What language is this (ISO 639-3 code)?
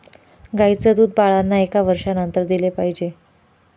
mar